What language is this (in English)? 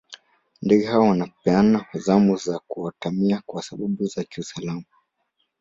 Swahili